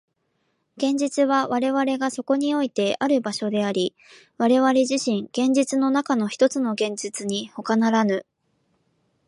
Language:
Japanese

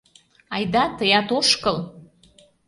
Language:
Mari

